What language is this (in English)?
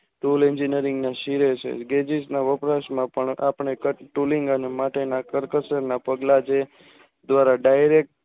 Gujarati